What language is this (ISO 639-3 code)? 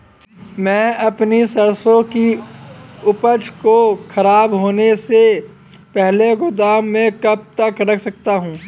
hin